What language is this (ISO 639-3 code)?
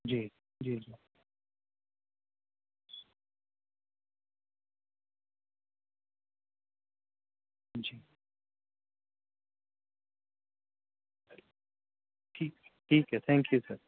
urd